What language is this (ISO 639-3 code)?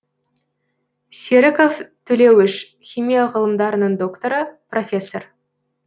kaz